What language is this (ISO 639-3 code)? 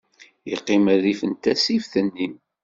kab